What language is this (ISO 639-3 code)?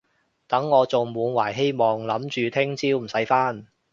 yue